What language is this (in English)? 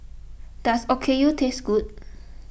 English